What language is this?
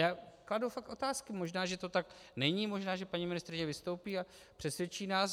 Czech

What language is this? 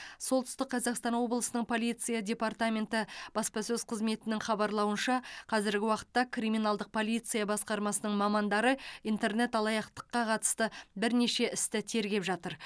Kazakh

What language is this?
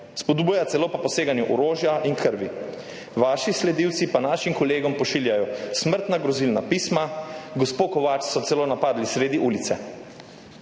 Slovenian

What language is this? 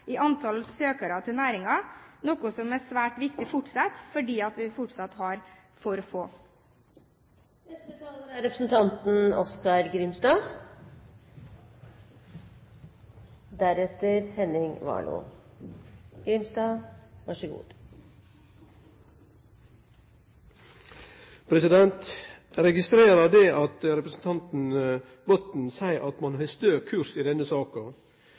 Norwegian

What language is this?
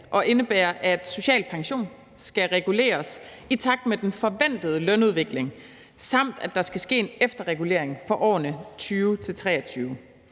Danish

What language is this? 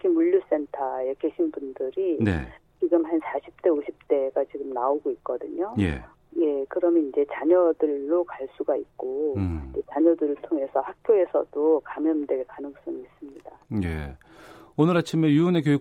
Korean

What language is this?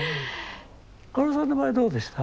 Japanese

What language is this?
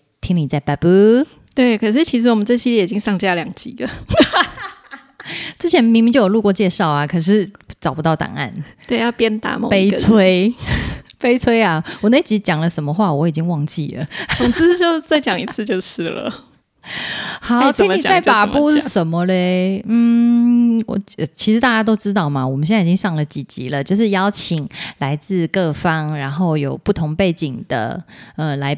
Chinese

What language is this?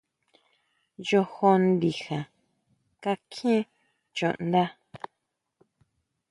Huautla Mazatec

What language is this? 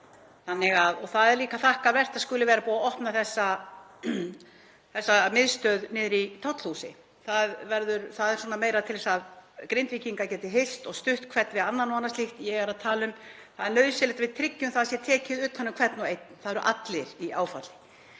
Icelandic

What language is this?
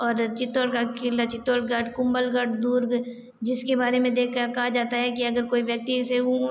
Hindi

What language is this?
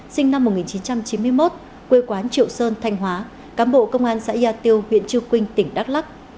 Vietnamese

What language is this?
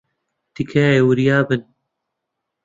Central Kurdish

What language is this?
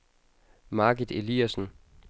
Danish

